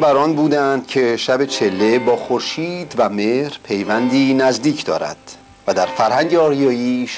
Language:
Persian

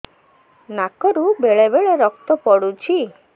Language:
Odia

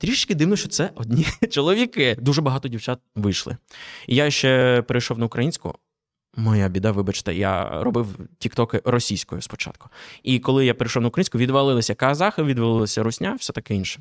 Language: Ukrainian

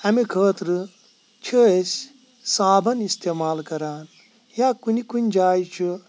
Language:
Kashmiri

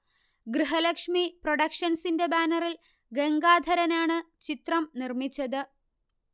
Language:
Malayalam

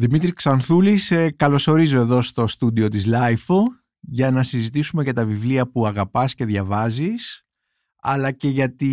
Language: Greek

